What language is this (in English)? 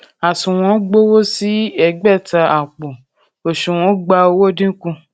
Yoruba